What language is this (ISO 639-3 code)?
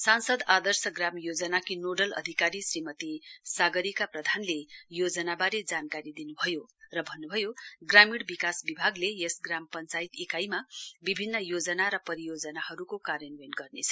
nep